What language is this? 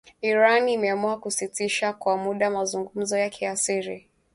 Swahili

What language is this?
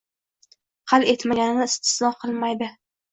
Uzbek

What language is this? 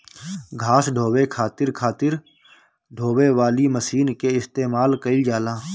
Bhojpuri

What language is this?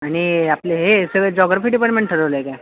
Marathi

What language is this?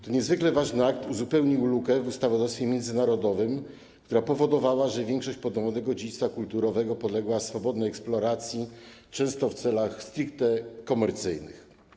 Polish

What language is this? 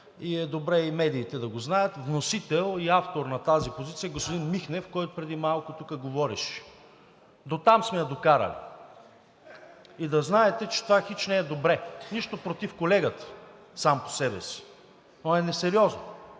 Bulgarian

